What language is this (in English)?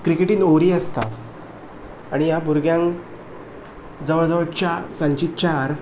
Konkani